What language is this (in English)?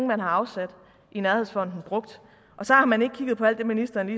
Danish